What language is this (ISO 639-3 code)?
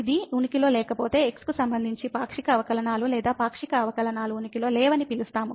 tel